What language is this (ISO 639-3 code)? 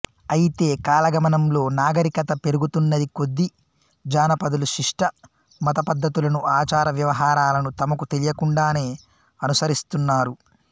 tel